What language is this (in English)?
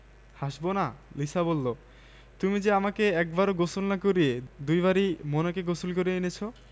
Bangla